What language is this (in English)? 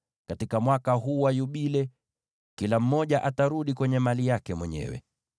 Swahili